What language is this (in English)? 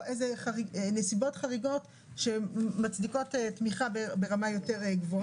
Hebrew